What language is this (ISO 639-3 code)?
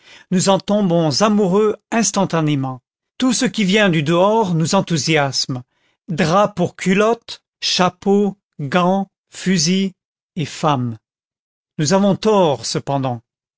fra